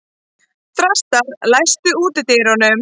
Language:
Icelandic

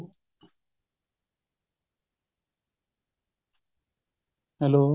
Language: Punjabi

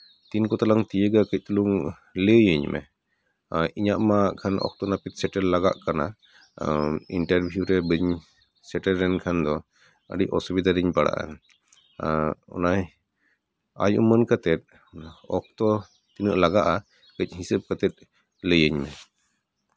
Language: Santali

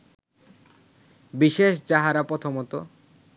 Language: Bangla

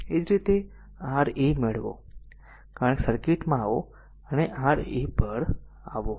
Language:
Gujarati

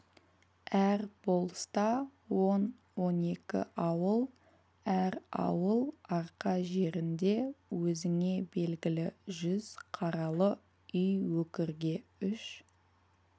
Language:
Kazakh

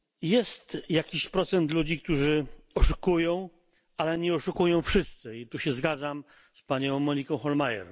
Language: Polish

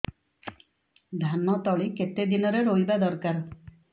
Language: Odia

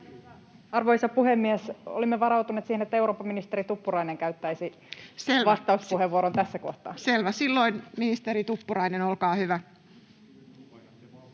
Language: Finnish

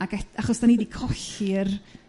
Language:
Welsh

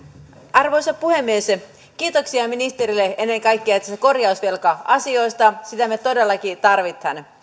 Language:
Finnish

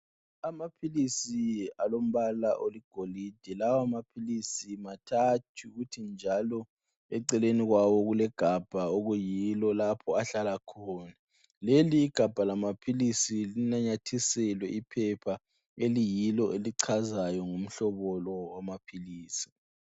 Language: North Ndebele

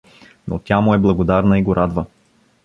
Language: Bulgarian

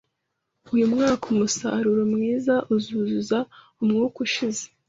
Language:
Kinyarwanda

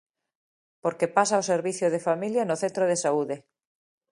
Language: Galician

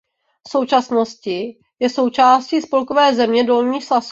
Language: Czech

